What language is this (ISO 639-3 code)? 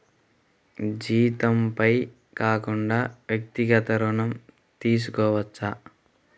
tel